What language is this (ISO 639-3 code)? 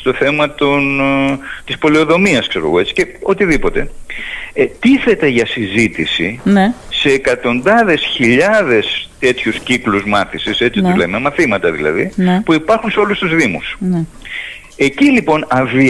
ell